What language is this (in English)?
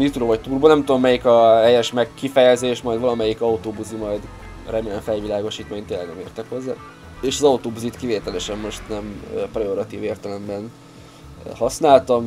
Hungarian